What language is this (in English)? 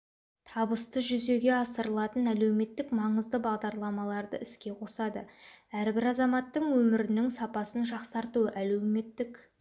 Kazakh